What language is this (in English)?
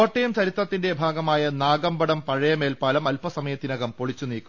Malayalam